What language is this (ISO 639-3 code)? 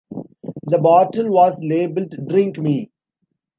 eng